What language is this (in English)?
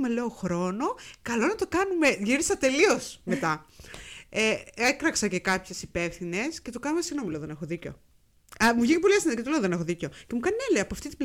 Greek